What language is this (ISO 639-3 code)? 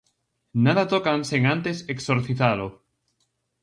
glg